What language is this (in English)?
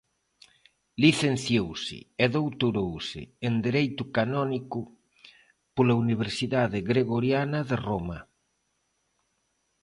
Galician